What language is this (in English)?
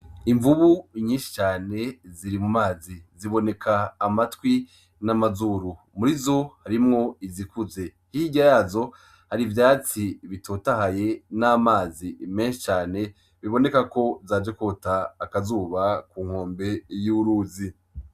Rundi